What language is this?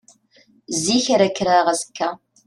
Kabyle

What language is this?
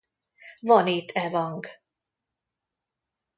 Hungarian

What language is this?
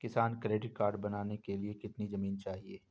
Hindi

